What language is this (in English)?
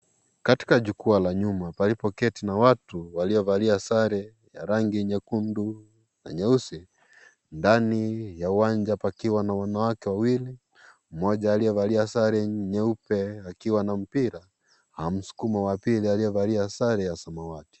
Swahili